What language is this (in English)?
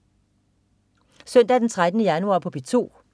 Danish